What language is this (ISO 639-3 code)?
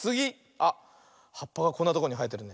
jpn